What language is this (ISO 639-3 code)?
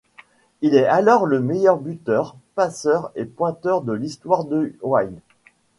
fra